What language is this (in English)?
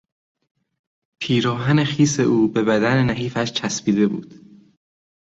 Persian